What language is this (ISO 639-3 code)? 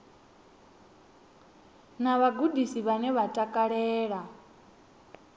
ven